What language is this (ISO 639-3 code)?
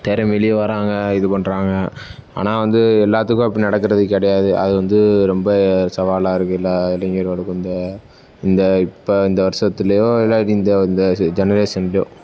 tam